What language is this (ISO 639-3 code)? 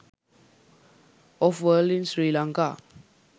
sin